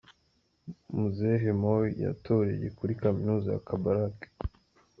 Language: Kinyarwanda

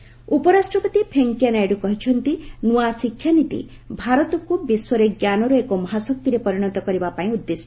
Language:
Odia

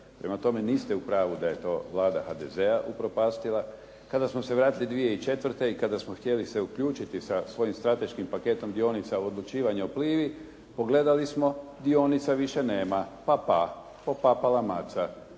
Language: Croatian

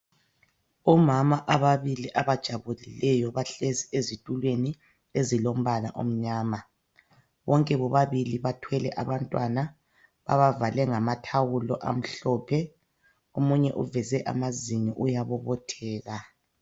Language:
North Ndebele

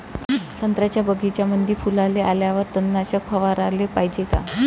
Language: Marathi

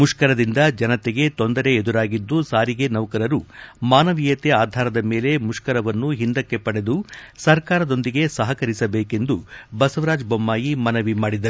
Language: Kannada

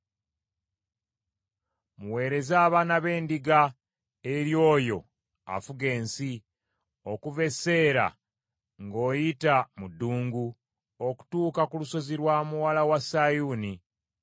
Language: Ganda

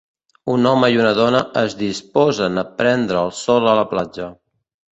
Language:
Catalan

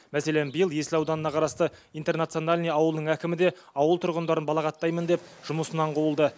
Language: Kazakh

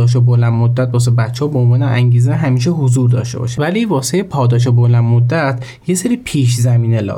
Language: Persian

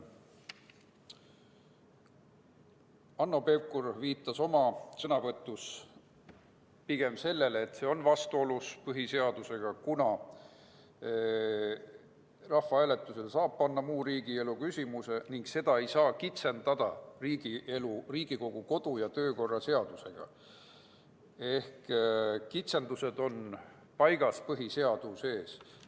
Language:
Estonian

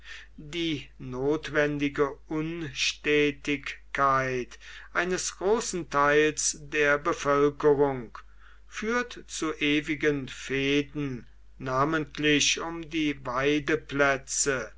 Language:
German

